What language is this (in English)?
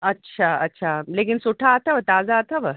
Sindhi